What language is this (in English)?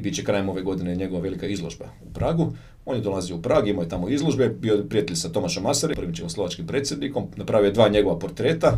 Croatian